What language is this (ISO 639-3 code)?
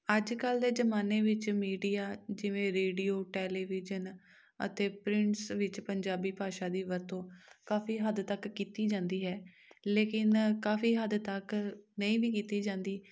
pan